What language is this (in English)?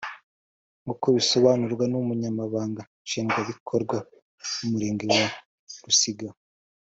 Kinyarwanda